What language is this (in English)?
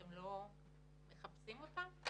Hebrew